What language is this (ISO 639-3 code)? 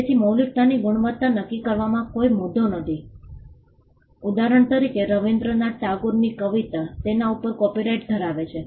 guj